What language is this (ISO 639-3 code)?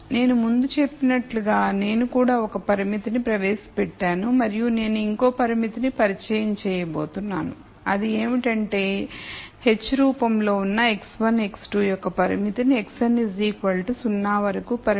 tel